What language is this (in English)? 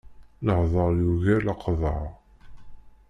Kabyle